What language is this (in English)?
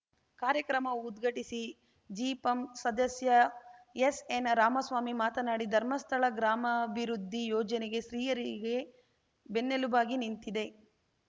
Kannada